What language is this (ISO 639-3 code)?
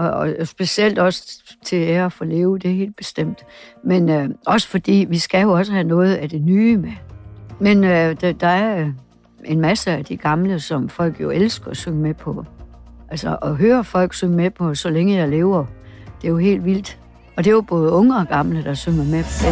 dan